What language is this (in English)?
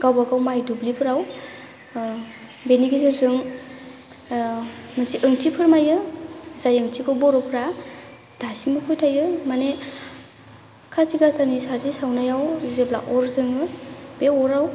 Bodo